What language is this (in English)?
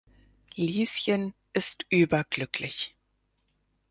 German